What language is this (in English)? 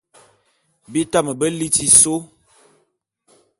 Bulu